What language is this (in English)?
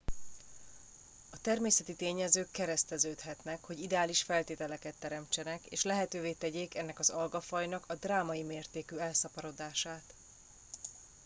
Hungarian